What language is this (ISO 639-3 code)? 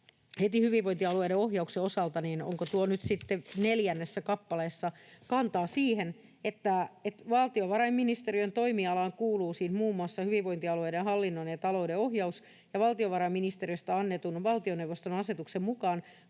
fin